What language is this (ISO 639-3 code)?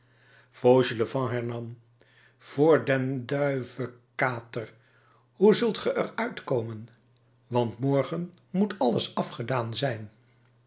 nld